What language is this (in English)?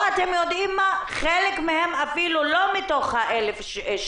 Hebrew